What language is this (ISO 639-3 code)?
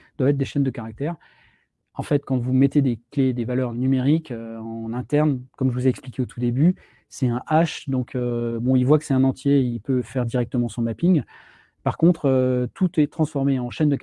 fra